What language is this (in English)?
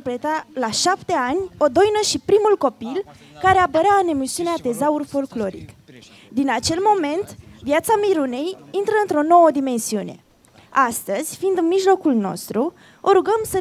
Romanian